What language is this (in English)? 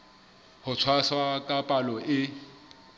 Southern Sotho